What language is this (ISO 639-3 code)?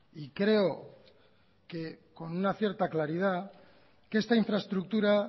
spa